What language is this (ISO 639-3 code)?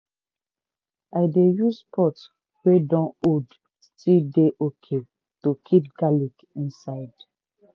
pcm